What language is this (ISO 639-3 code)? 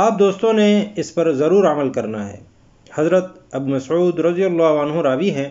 urd